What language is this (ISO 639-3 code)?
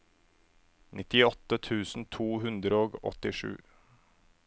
nor